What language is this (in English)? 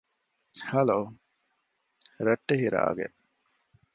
Divehi